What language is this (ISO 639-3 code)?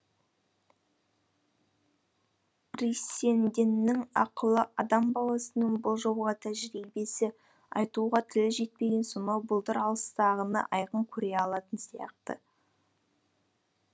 kaz